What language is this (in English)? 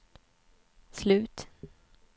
Swedish